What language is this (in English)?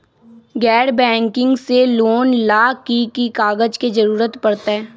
Magahi